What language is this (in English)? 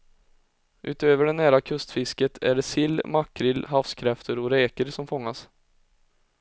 Swedish